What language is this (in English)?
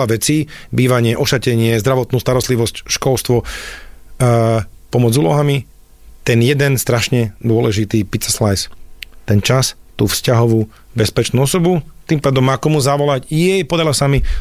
Slovak